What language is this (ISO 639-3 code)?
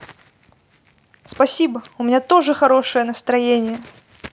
rus